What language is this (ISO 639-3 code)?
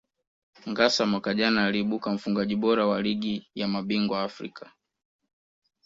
swa